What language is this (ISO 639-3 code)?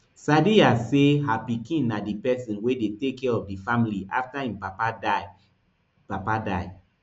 pcm